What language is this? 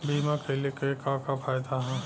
Bhojpuri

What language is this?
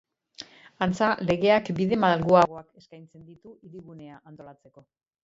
Basque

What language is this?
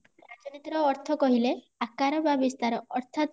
Odia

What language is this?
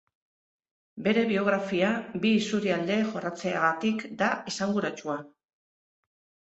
Basque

